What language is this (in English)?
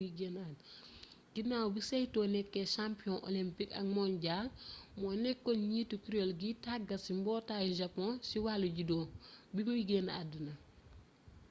Wolof